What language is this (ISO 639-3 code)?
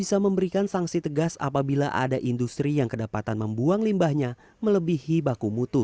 ind